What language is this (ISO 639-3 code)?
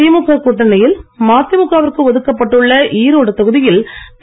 tam